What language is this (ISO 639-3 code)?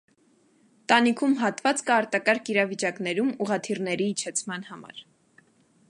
hye